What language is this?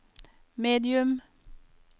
Norwegian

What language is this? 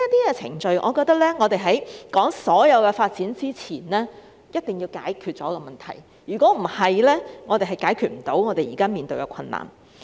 Cantonese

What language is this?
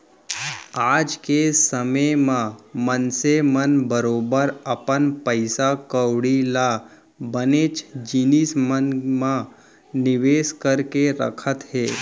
Chhattisgarhi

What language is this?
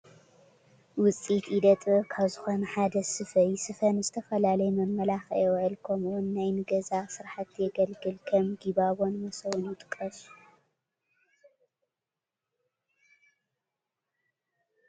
Tigrinya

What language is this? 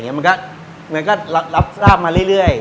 Thai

